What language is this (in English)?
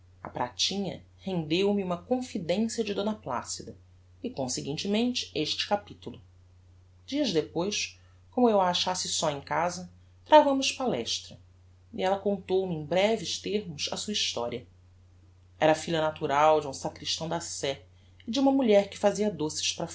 Portuguese